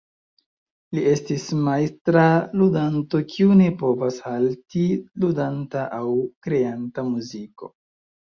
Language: Esperanto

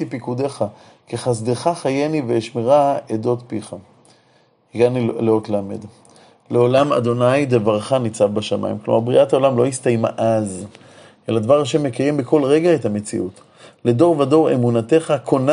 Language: Hebrew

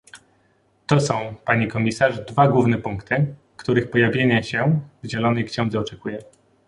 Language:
Polish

